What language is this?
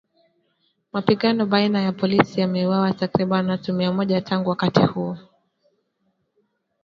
Swahili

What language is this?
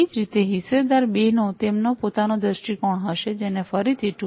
Gujarati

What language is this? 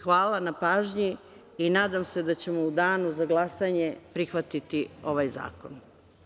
Serbian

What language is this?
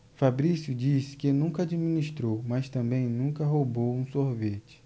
Portuguese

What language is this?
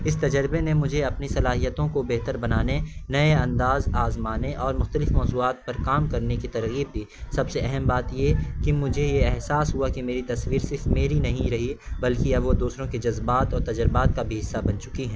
Urdu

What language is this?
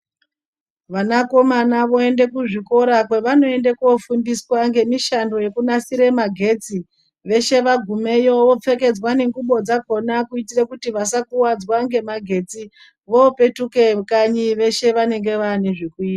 Ndau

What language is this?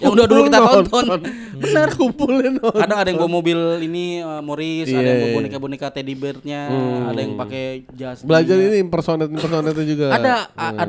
Indonesian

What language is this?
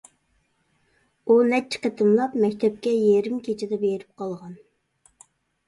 Uyghur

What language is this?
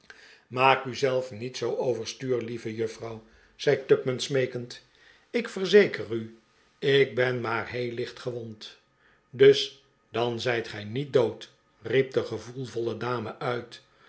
Dutch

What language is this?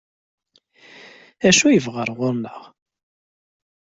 Kabyle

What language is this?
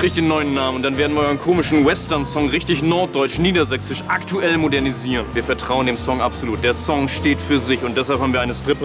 German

